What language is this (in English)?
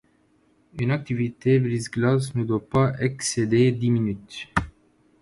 French